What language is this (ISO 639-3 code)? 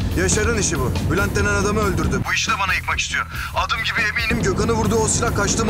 tur